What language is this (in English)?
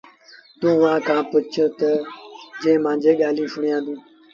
Sindhi Bhil